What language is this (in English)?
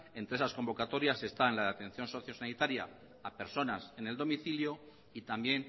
Spanish